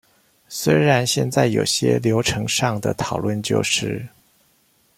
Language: Chinese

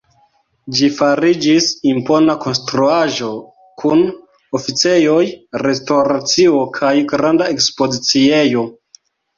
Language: Esperanto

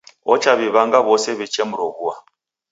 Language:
Taita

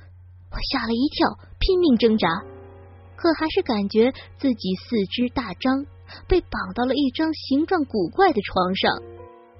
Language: Chinese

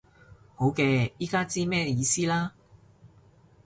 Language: Cantonese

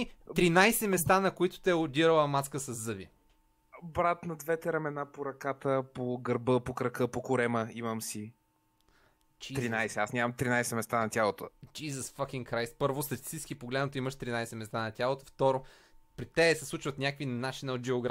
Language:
Bulgarian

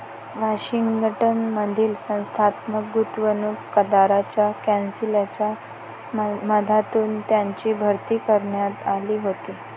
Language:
Marathi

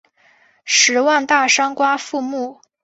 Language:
Chinese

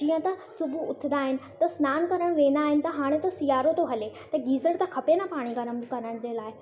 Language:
Sindhi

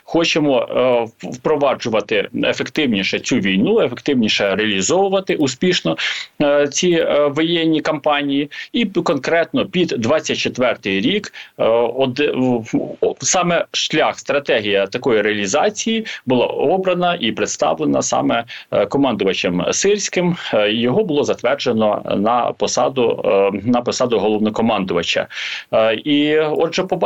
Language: Ukrainian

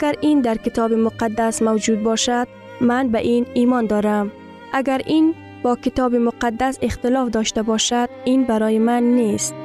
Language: Persian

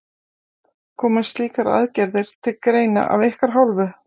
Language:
Icelandic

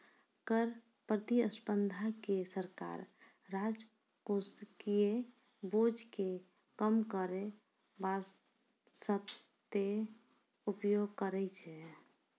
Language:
Maithili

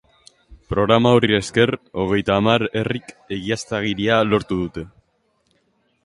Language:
Basque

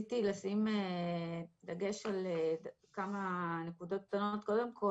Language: Hebrew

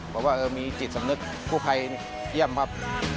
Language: Thai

